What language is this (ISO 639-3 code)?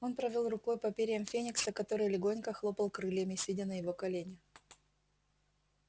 rus